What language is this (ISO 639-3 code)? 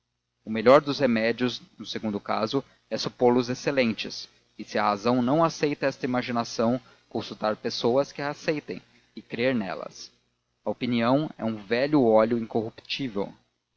por